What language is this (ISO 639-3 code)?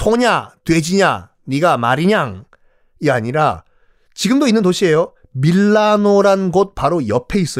kor